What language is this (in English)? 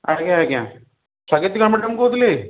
Odia